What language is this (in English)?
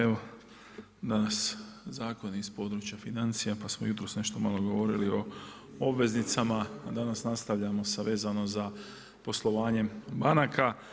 Croatian